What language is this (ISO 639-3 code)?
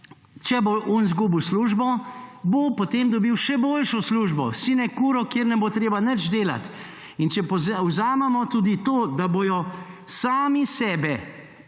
slv